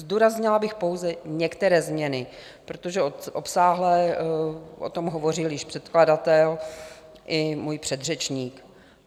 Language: Czech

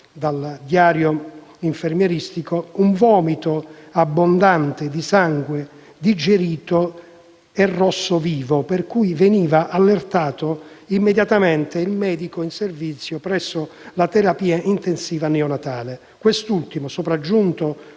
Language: Italian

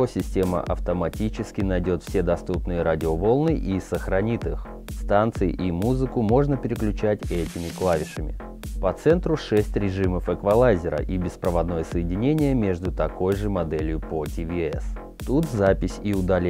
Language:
Russian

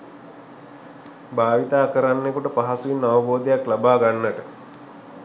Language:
Sinhala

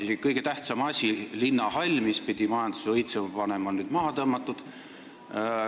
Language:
Estonian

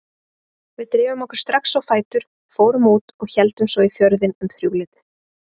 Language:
Icelandic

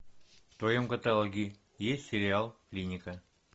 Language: Russian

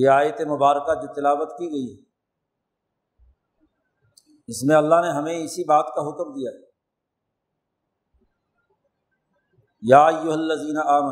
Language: Urdu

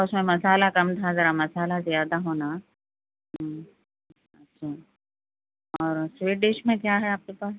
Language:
Urdu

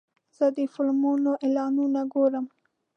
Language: Pashto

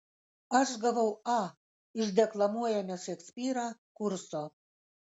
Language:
Lithuanian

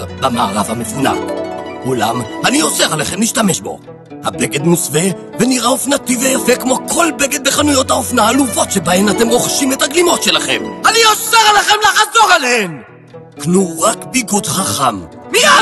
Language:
Hebrew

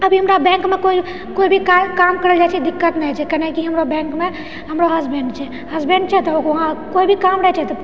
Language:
Maithili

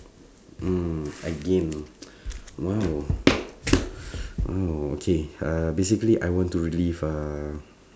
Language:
English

